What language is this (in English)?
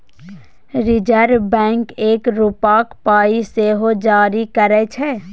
Maithili